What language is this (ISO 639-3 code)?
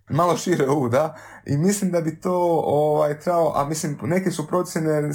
hrv